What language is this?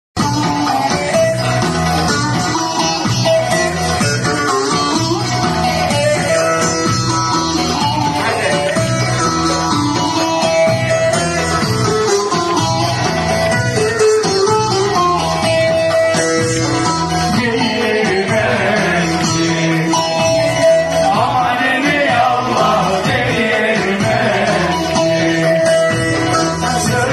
Arabic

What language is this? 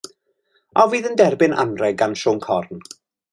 Welsh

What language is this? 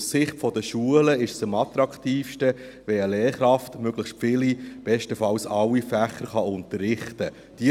Swiss German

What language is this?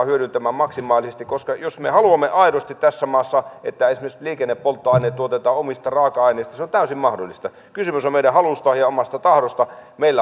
Finnish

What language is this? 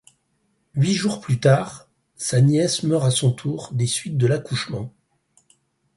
French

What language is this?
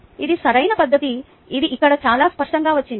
Telugu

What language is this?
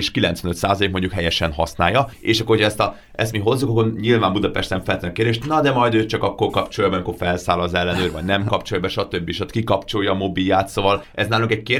Hungarian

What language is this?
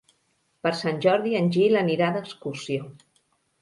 Catalan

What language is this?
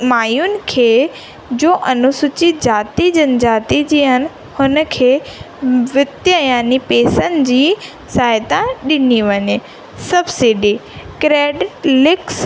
Sindhi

